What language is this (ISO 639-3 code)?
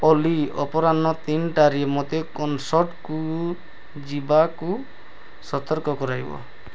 ori